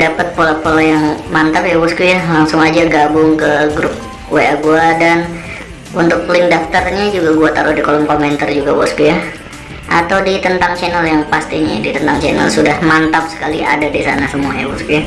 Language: Indonesian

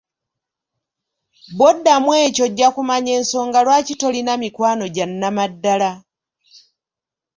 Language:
Ganda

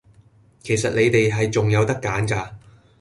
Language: Cantonese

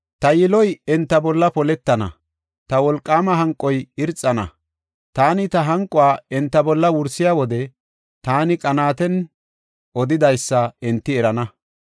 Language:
Gofa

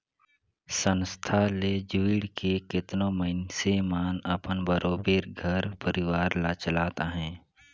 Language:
Chhattisgarhi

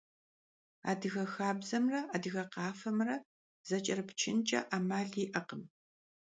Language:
Kabardian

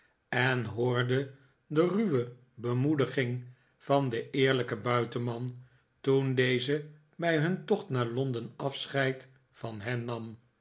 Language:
Dutch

